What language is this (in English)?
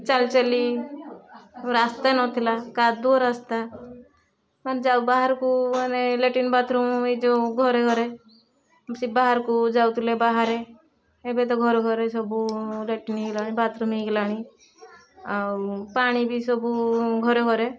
Odia